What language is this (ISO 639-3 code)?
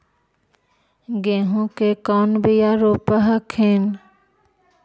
mag